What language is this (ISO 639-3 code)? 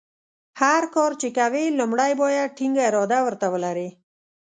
pus